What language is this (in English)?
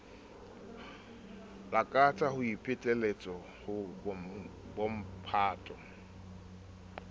Southern Sotho